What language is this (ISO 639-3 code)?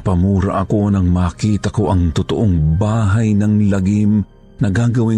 fil